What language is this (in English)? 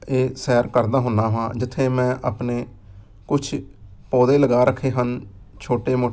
Punjabi